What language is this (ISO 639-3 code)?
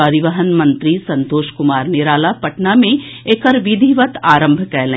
mai